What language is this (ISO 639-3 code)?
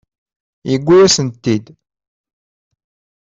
kab